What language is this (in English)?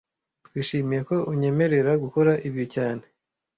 Kinyarwanda